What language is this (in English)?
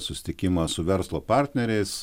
Lithuanian